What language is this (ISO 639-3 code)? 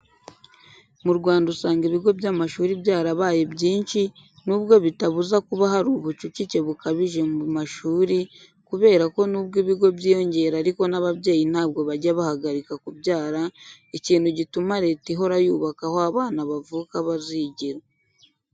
kin